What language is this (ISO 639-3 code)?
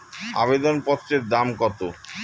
ben